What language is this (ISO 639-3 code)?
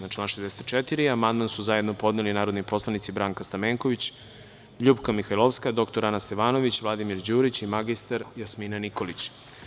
srp